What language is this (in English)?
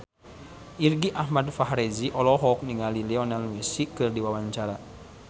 Sundanese